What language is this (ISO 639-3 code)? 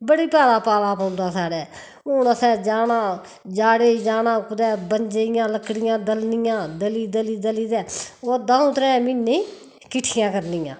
doi